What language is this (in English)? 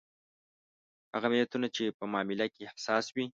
Pashto